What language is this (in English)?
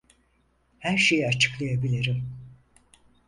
Turkish